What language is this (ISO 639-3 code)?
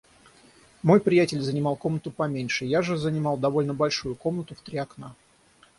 rus